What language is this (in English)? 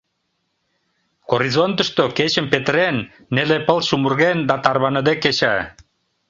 Mari